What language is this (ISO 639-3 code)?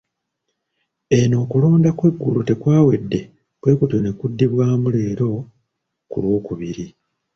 lug